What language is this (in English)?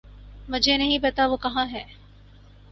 Urdu